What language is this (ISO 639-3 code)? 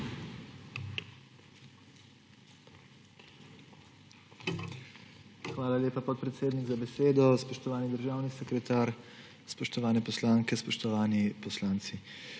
slv